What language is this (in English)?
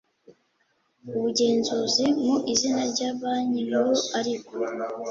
Kinyarwanda